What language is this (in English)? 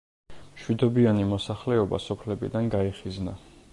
Georgian